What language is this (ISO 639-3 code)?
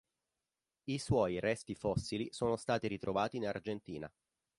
ita